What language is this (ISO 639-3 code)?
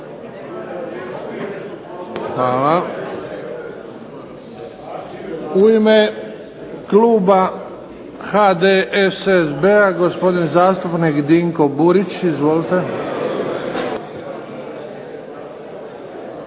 hrv